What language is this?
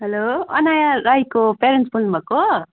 Nepali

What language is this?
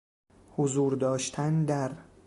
Persian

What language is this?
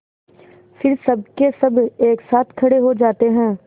Hindi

